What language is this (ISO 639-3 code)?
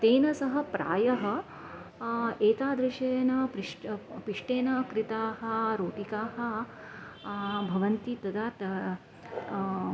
san